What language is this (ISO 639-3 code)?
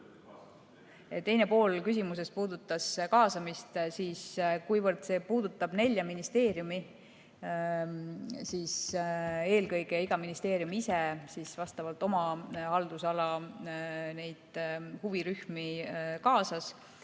est